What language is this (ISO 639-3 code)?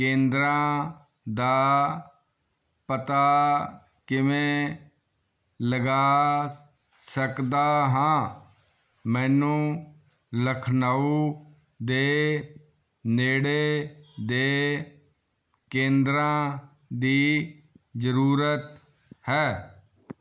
pan